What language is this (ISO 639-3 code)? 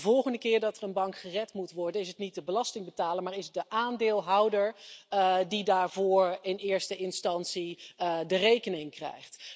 nld